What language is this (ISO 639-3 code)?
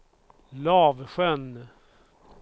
swe